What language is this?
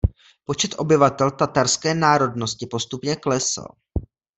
Czech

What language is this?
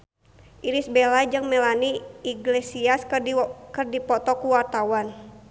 Sundanese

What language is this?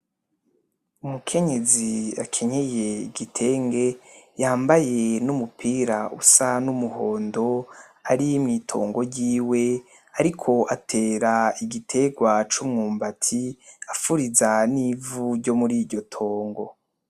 Rundi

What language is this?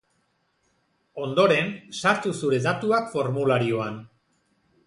Basque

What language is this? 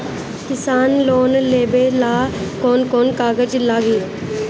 Bhojpuri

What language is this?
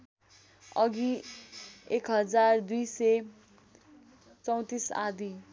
Nepali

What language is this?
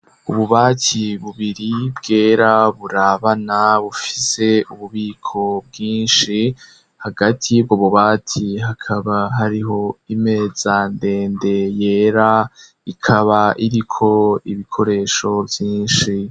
Rundi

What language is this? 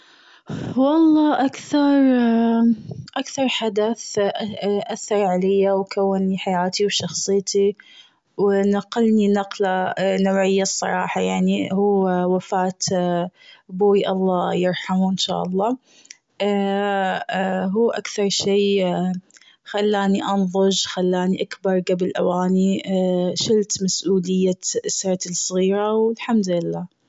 Gulf Arabic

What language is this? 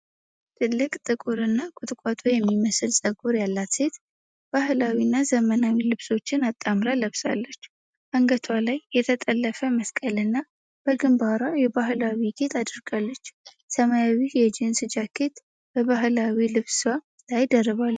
Amharic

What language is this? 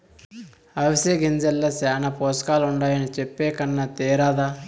Telugu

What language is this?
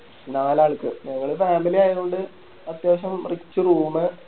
Malayalam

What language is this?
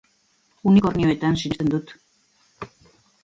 Basque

